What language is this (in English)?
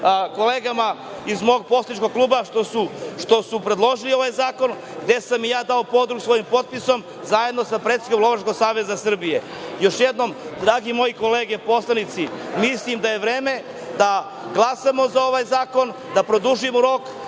Serbian